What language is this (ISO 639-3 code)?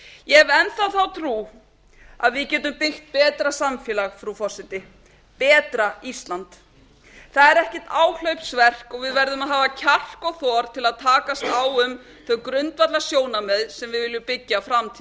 isl